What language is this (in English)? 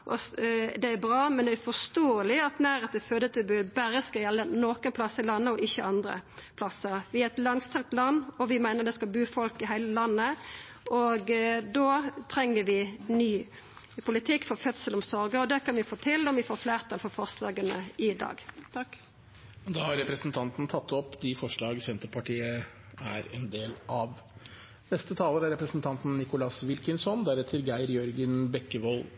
Norwegian Nynorsk